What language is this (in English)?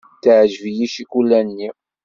Kabyle